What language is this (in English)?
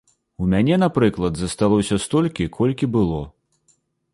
Belarusian